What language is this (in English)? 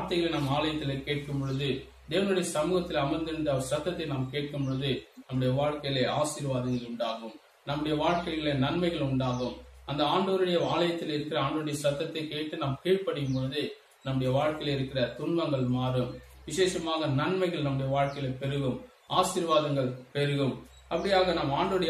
Romanian